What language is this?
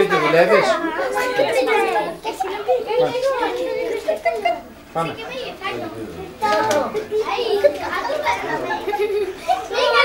Greek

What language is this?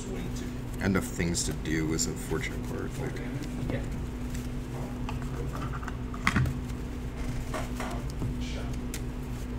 English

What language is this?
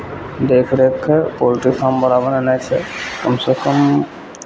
Maithili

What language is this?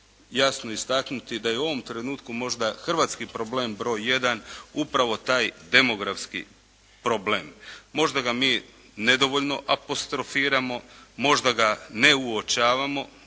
Croatian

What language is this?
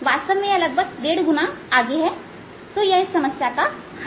Hindi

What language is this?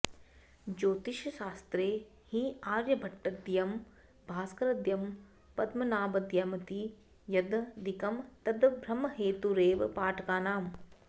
Sanskrit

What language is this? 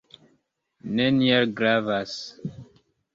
Esperanto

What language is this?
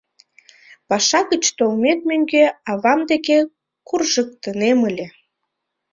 Mari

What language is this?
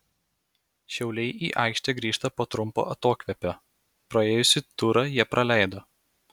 Lithuanian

